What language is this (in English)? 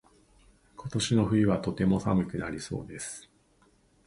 Japanese